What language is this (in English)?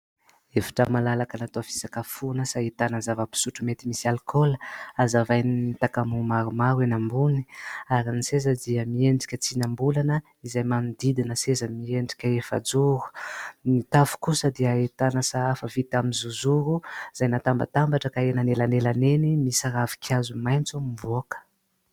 Malagasy